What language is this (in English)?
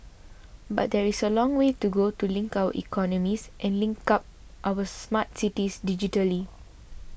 English